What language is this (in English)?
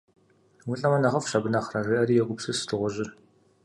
Kabardian